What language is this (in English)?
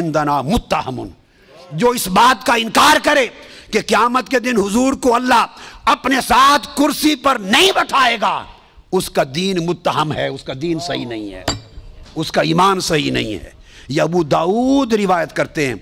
Hindi